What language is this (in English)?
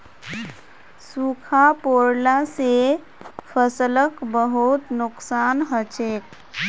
Magahi